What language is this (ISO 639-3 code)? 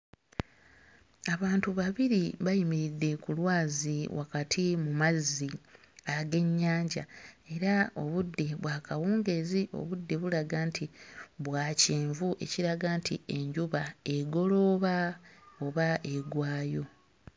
lug